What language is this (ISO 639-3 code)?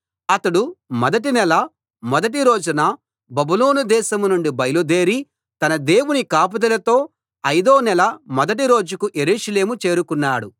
tel